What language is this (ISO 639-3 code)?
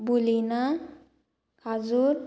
kok